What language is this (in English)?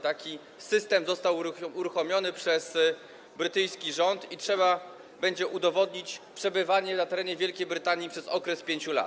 Polish